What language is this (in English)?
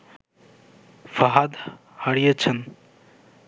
Bangla